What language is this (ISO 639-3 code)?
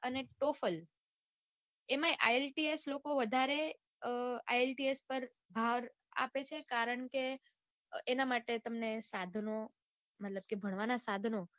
guj